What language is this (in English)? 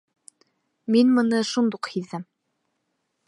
Bashkir